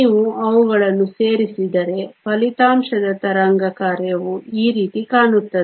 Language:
Kannada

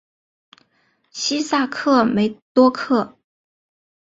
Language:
Chinese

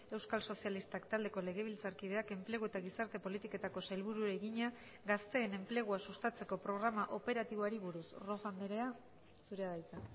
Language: Basque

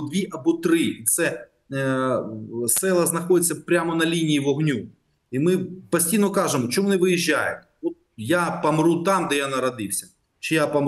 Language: Ukrainian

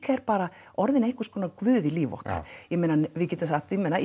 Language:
Icelandic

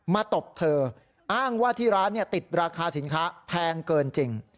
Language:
Thai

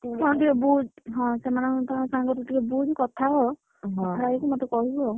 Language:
Odia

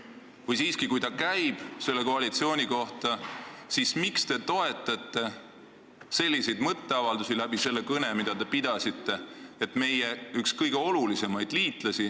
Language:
Estonian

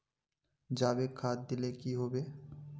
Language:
Magahi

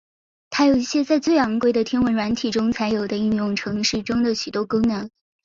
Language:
Chinese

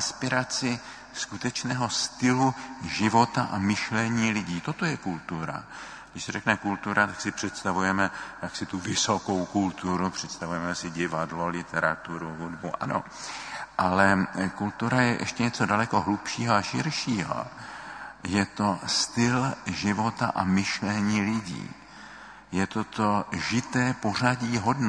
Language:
Czech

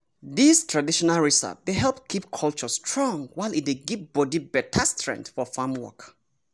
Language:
Nigerian Pidgin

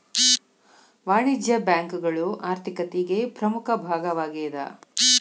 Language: Kannada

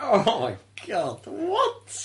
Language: Welsh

